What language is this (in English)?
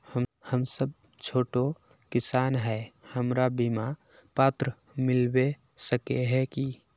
Magahi